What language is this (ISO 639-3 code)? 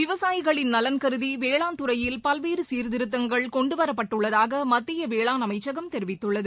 tam